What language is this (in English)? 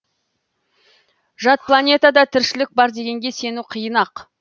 Kazakh